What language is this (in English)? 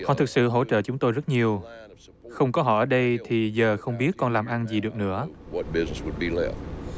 Vietnamese